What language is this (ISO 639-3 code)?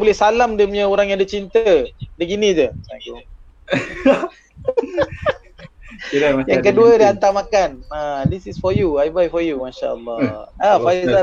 msa